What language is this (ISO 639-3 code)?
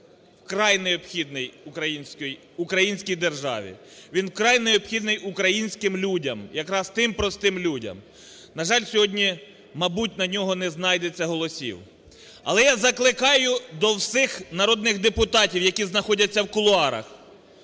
ukr